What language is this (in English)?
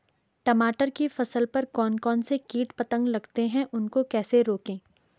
Hindi